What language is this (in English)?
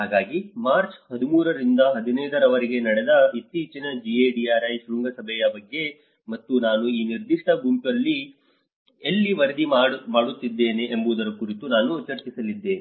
Kannada